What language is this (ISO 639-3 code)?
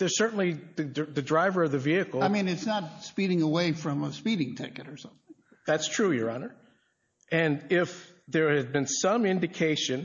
eng